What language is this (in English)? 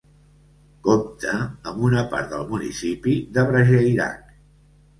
Catalan